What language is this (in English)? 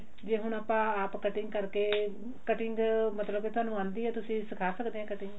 Punjabi